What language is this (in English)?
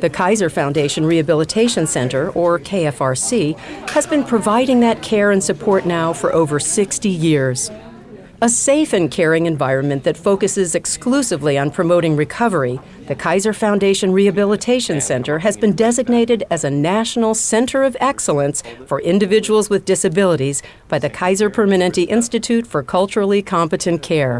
English